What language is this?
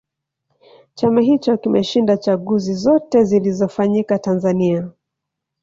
Swahili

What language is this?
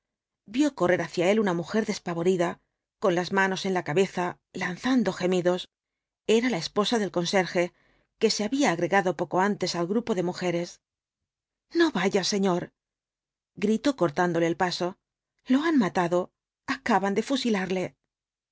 Spanish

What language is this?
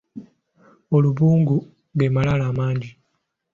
Ganda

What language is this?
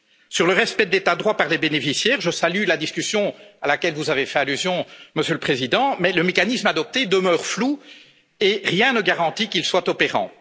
French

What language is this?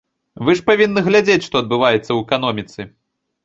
Belarusian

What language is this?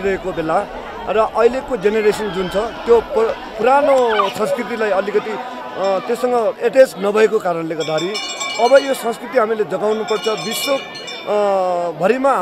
Arabic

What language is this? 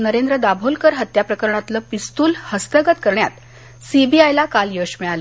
Marathi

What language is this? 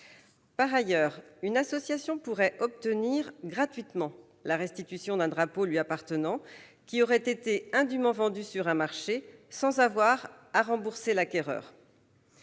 French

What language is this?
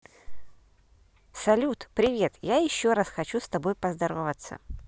Russian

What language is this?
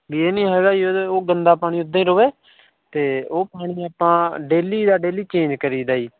Punjabi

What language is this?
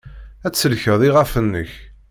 Kabyle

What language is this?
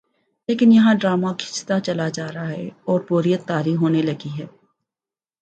Urdu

